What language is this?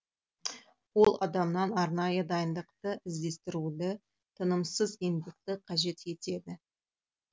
Kazakh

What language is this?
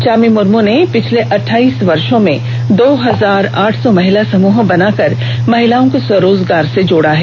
Hindi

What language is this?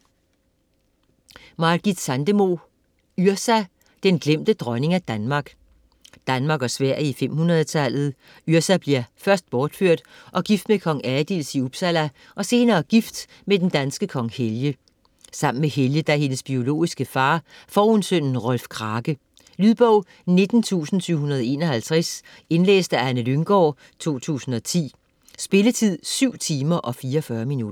Danish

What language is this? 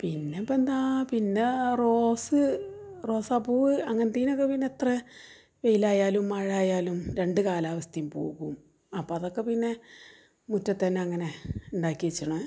Malayalam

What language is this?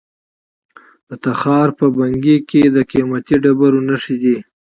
Pashto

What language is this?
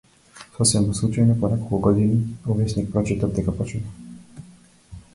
Macedonian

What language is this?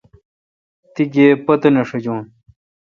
Kalkoti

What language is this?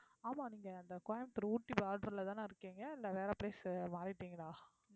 Tamil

